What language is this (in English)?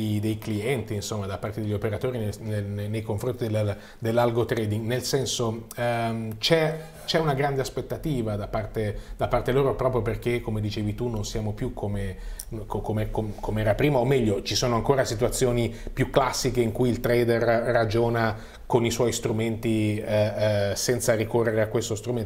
Italian